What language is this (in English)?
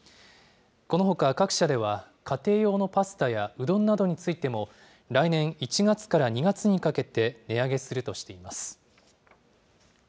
Japanese